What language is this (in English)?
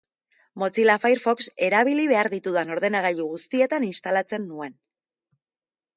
Basque